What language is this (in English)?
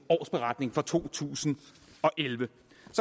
Danish